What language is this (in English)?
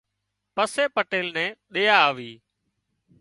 Wadiyara Koli